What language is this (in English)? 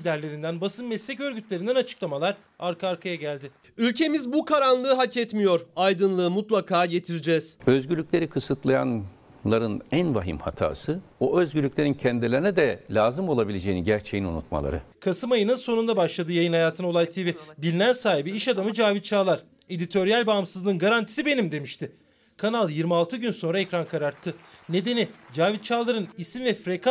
Turkish